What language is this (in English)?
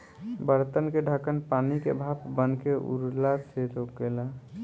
Bhojpuri